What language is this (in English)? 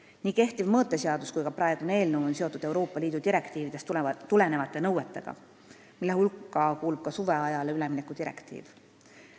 Estonian